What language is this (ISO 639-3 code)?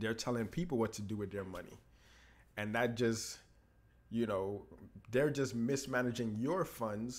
eng